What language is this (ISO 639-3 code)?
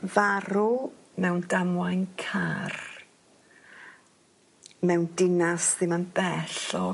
cym